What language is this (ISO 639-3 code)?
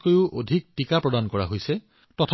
asm